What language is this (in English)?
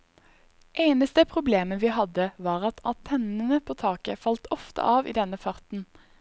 Norwegian